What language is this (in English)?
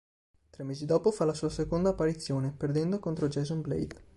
Italian